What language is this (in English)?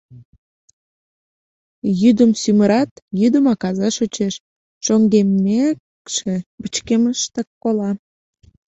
Mari